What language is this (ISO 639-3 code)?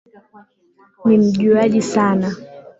swa